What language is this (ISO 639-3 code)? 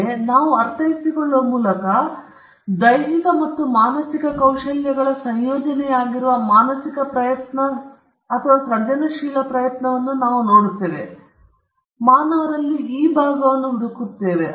kan